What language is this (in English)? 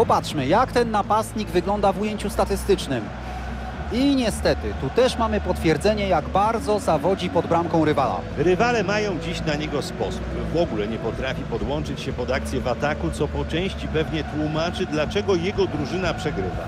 Polish